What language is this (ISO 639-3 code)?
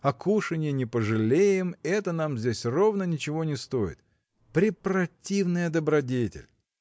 rus